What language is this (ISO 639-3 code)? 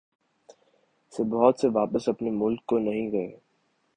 urd